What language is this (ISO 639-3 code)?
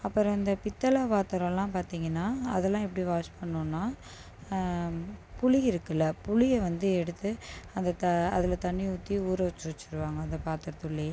tam